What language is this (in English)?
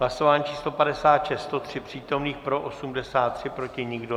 Czech